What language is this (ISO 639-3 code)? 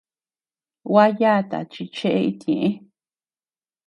cux